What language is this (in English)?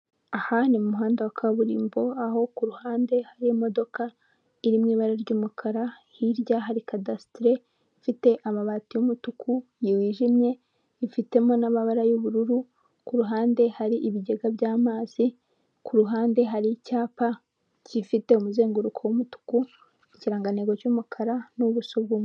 Kinyarwanda